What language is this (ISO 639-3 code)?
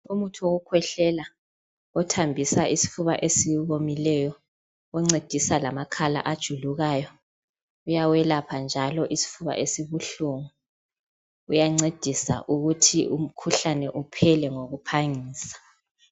nde